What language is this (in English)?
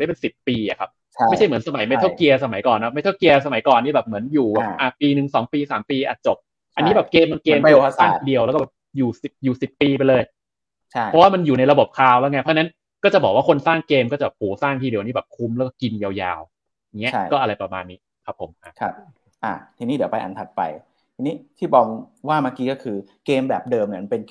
Thai